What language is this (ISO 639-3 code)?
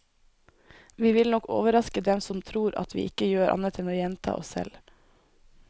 nor